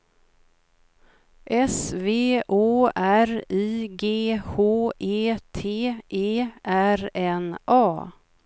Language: Swedish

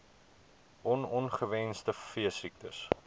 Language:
Afrikaans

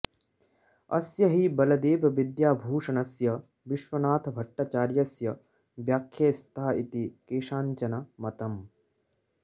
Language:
Sanskrit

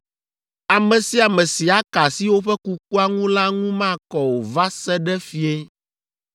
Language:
Ewe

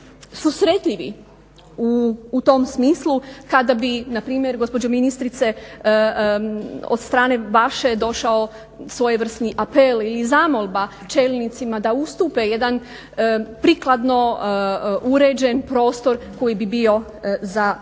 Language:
Croatian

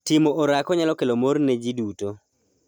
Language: Luo (Kenya and Tanzania)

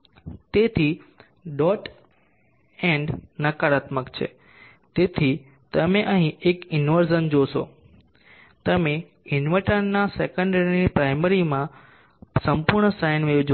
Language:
Gujarati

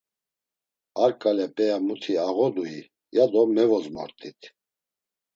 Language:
Laz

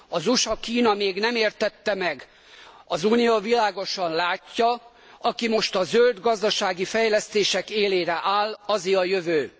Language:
Hungarian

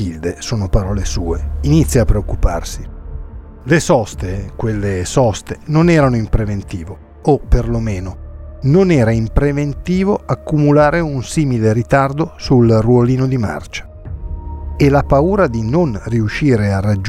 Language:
Italian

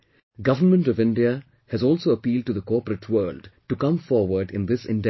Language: English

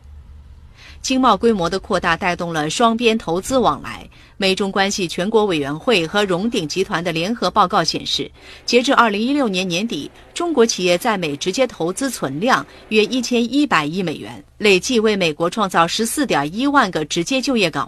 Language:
Chinese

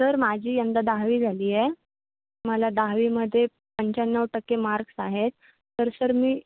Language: Marathi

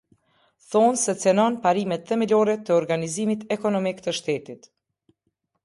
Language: Albanian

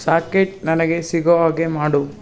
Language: Kannada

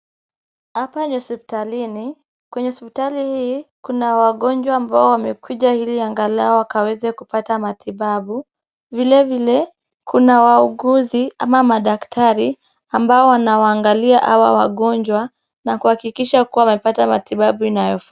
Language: Swahili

